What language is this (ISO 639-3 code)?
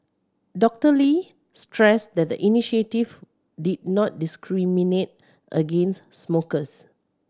eng